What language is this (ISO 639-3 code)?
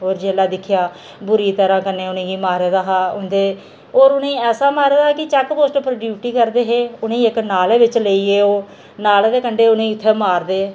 doi